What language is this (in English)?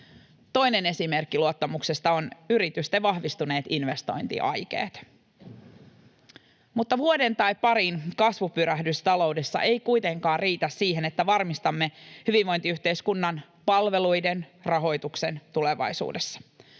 Finnish